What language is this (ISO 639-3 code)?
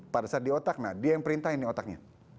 ind